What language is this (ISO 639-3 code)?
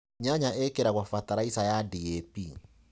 kik